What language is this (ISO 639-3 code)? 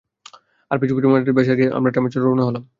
ben